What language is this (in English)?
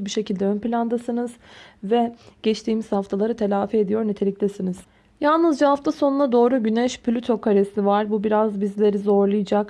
Turkish